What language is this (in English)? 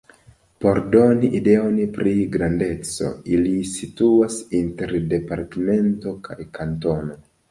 Esperanto